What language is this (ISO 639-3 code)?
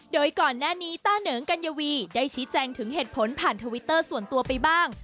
tha